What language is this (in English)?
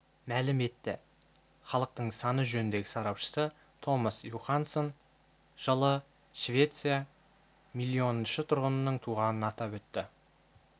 Kazakh